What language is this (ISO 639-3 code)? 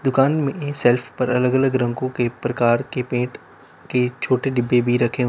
hin